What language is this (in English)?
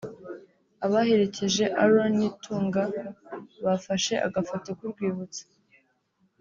Kinyarwanda